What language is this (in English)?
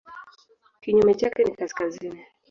Swahili